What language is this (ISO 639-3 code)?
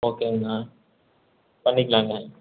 tam